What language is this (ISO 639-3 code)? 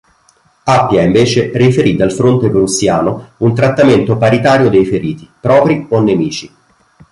ita